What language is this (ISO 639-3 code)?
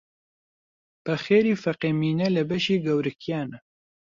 ckb